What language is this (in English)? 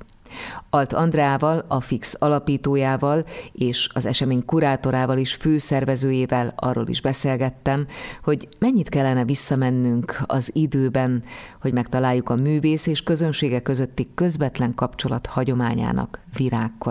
Hungarian